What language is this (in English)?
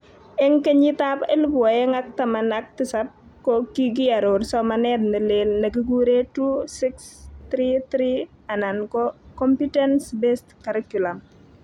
Kalenjin